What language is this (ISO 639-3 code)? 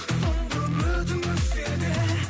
kaz